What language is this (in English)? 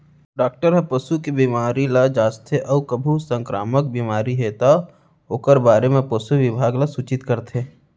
Chhattisgarhi